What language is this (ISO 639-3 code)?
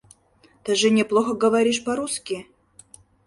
chm